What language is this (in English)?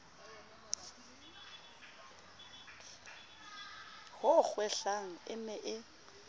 Southern Sotho